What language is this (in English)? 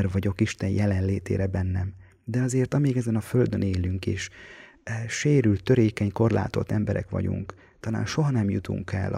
Hungarian